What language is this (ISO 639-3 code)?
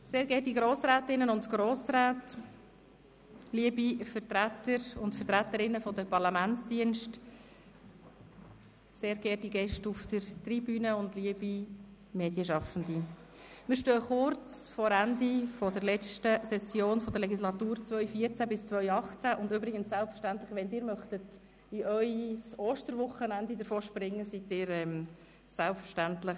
gsw